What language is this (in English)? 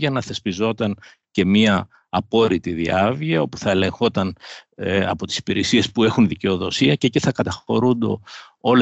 Greek